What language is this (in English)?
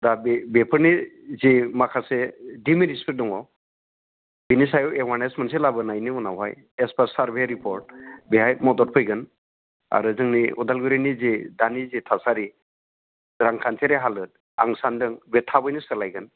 Bodo